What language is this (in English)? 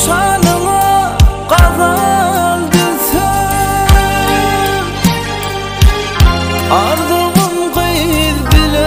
Turkish